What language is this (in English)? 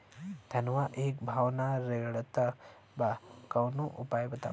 Bhojpuri